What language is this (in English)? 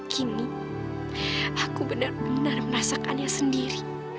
Indonesian